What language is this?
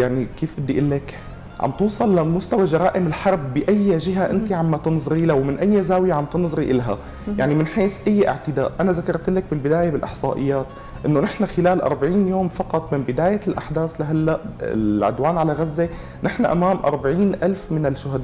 Arabic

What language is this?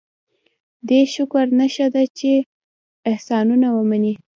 Pashto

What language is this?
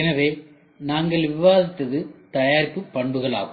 Tamil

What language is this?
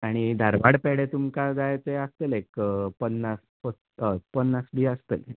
Konkani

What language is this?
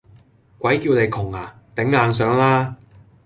Cantonese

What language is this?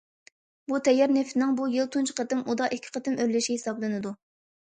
Uyghur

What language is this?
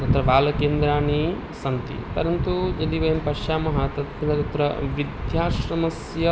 Sanskrit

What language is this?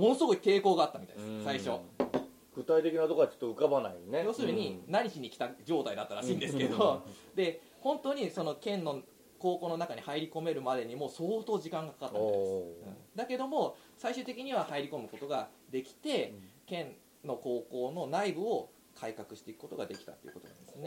Japanese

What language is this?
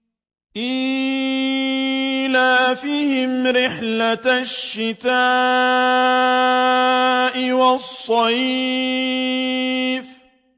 Arabic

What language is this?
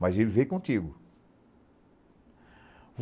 Portuguese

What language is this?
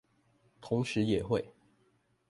Chinese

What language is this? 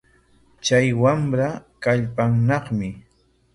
Corongo Ancash Quechua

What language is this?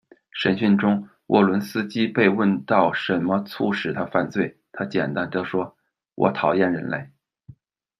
Chinese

